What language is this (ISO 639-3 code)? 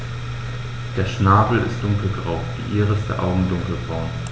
deu